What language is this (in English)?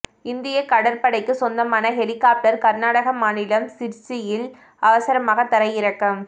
Tamil